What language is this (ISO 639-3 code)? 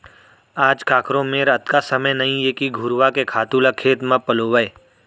hne